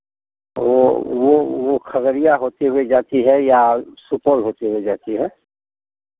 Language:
Hindi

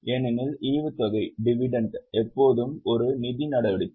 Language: Tamil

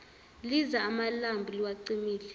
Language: Zulu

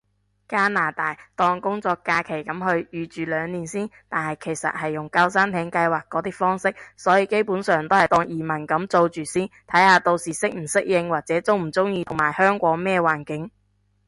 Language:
Cantonese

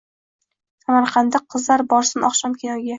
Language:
Uzbek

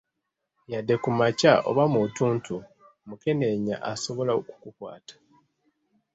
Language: Ganda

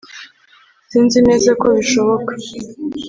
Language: Kinyarwanda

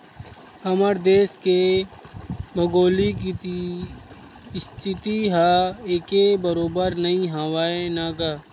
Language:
Chhattisgarhi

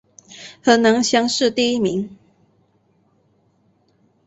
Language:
Chinese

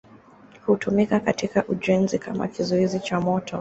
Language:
Swahili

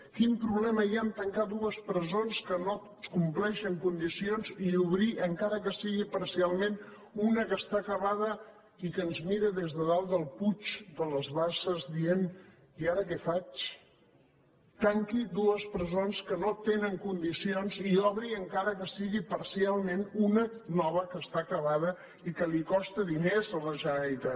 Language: Catalan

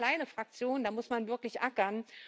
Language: German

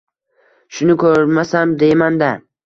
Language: Uzbek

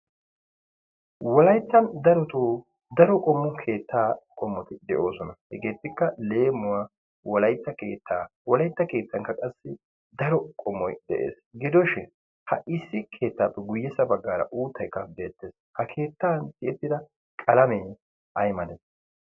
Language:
Wolaytta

